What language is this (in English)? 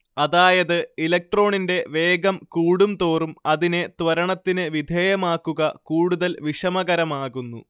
Malayalam